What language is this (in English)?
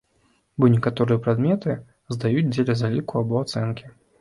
Belarusian